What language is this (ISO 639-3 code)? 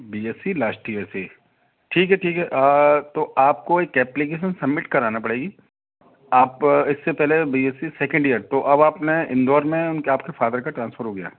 hin